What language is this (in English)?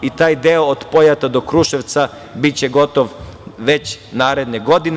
Serbian